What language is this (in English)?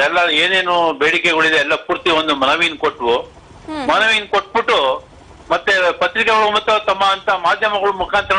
Kannada